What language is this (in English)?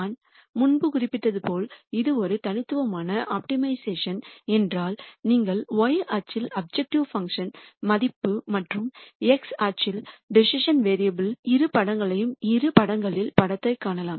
Tamil